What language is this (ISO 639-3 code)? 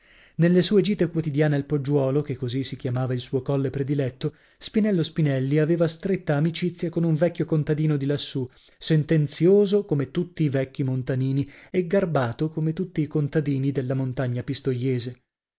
ita